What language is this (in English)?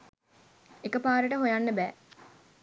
Sinhala